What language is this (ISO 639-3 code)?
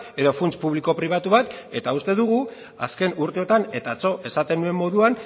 eus